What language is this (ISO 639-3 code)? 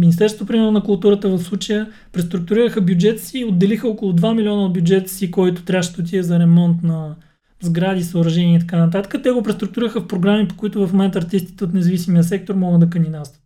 bul